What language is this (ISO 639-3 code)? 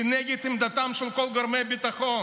heb